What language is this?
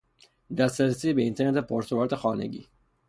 Persian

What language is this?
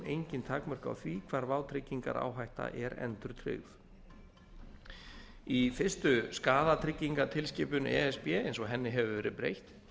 Icelandic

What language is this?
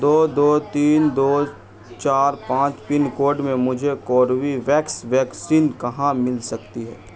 Urdu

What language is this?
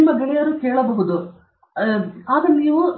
Kannada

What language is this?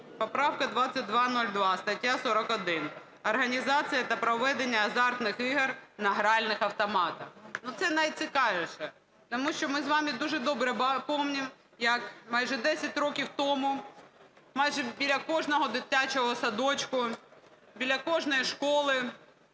Ukrainian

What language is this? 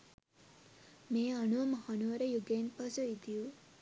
Sinhala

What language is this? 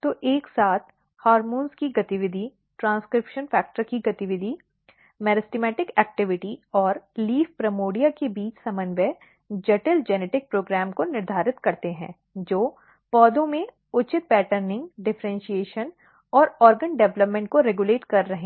Hindi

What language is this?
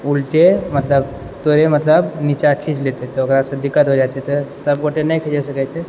Maithili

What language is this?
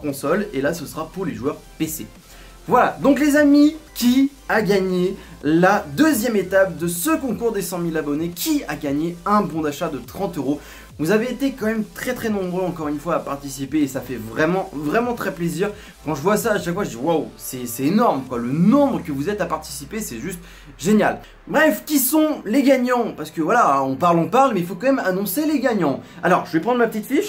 French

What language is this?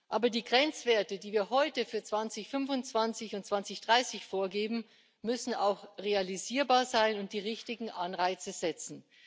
German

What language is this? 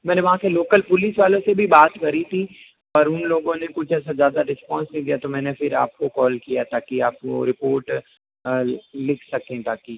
Hindi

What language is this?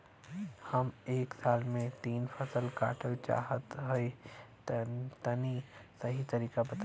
Bhojpuri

